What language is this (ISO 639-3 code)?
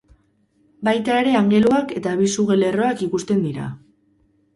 eus